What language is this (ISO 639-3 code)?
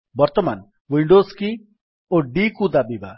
ori